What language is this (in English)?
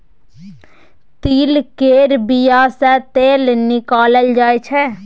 Maithili